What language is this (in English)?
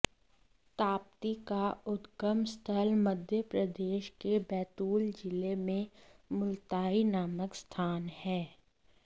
Hindi